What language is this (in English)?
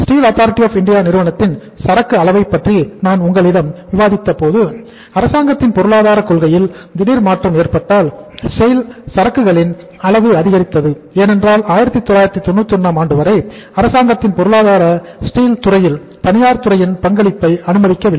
Tamil